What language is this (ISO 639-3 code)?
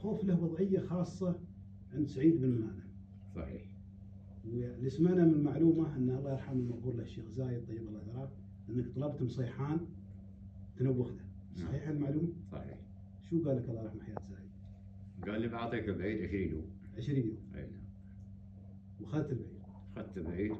ara